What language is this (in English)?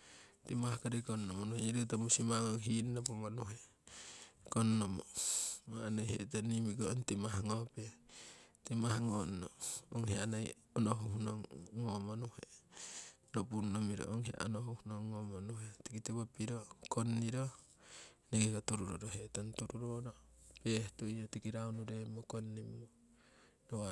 Siwai